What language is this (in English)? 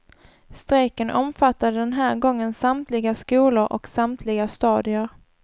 Swedish